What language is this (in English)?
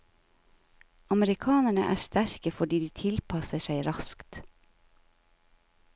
Norwegian